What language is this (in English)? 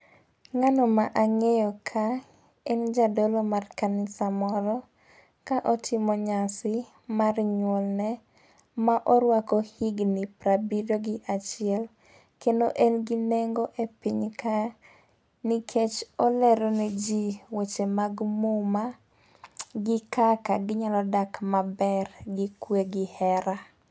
Luo (Kenya and Tanzania)